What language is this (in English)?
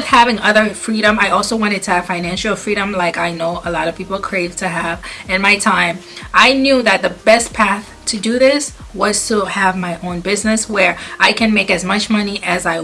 English